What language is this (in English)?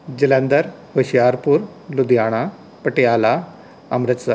Punjabi